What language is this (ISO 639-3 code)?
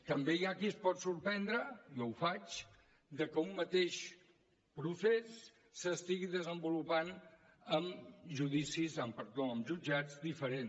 cat